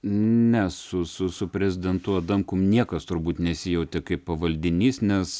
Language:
Lithuanian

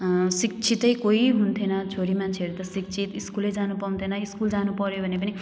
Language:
Nepali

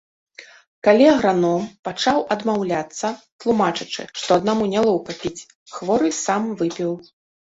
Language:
Belarusian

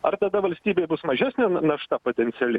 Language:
Lithuanian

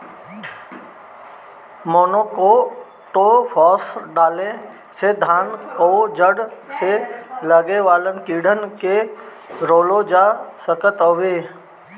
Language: Bhojpuri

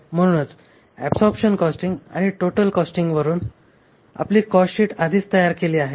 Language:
Marathi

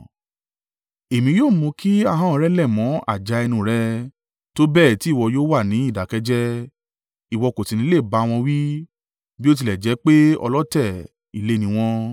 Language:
Yoruba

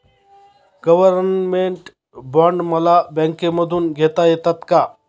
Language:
Marathi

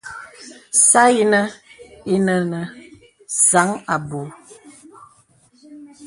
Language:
Bebele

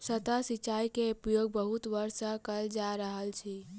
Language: Maithili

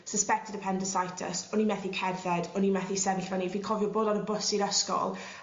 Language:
Welsh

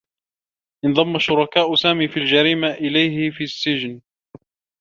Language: Arabic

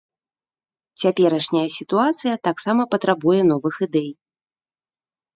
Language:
Belarusian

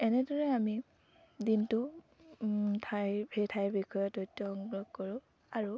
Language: Assamese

